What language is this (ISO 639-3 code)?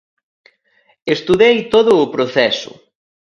glg